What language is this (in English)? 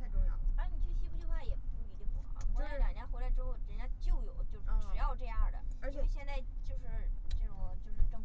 Chinese